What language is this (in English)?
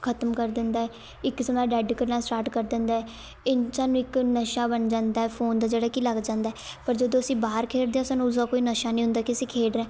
Punjabi